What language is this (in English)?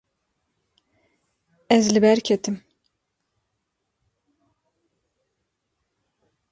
Kurdish